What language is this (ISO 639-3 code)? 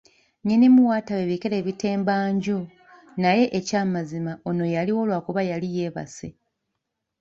lug